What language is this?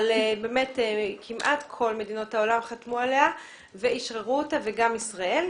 Hebrew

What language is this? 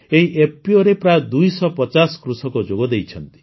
Odia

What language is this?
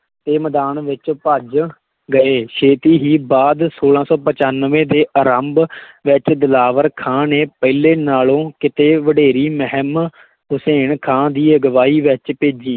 Punjabi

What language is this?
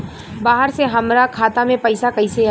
Bhojpuri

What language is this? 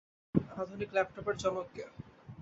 Bangla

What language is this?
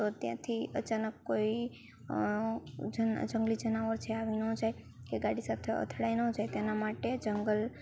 Gujarati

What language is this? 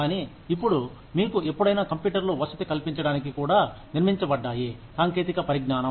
Telugu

